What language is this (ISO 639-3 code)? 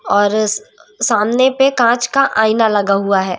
hin